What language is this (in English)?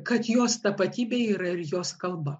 Lithuanian